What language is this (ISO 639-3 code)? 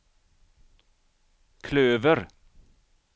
swe